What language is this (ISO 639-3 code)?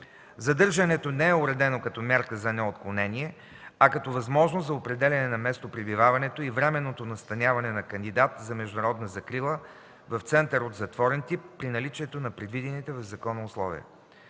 bul